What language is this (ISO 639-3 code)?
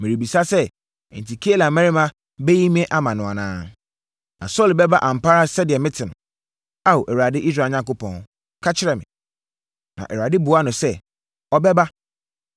aka